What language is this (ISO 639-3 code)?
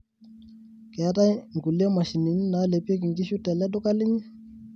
mas